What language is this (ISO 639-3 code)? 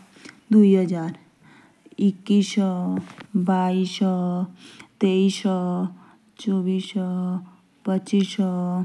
jns